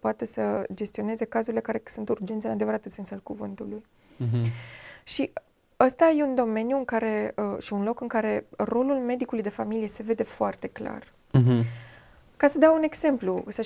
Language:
Romanian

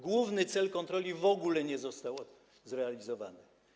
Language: Polish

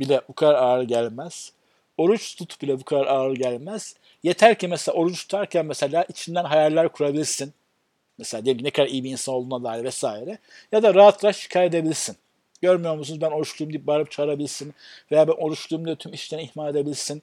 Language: Turkish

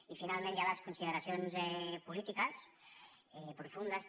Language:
Catalan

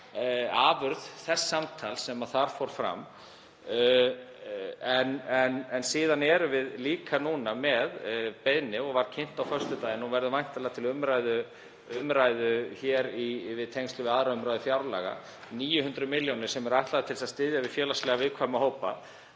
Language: Icelandic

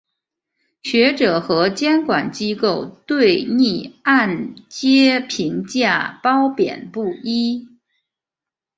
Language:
Chinese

